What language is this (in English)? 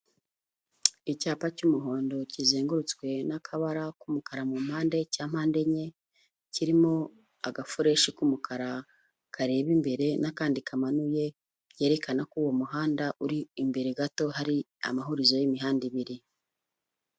Kinyarwanda